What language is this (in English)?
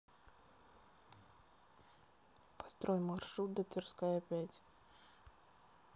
Russian